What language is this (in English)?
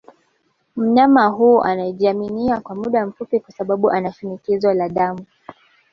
Swahili